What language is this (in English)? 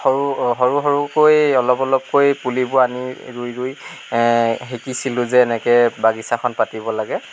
Assamese